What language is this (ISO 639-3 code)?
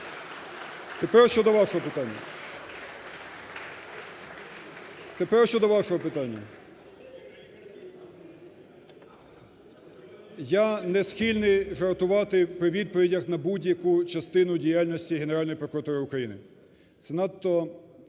ukr